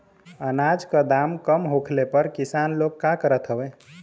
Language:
Bhojpuri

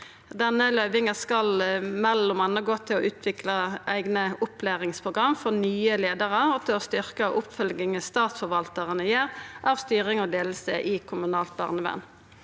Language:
Norwegian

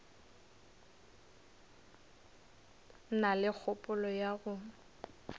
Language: Northern Sotho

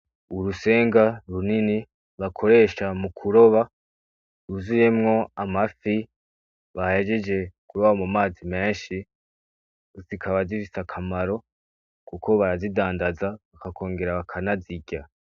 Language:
Rundi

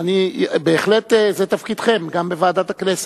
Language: Hebrew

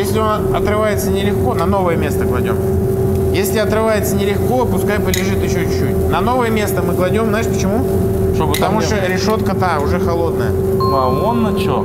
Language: Russian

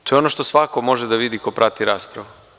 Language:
Serbian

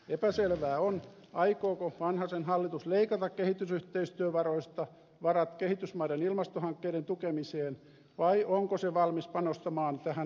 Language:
Finnish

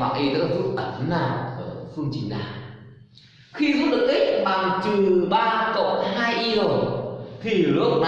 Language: Vietnamese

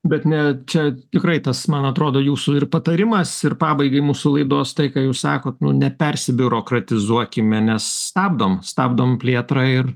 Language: Lithuanian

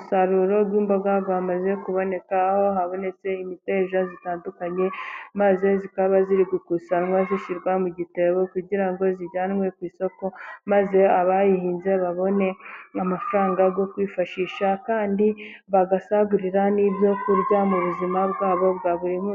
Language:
Kinyarwanda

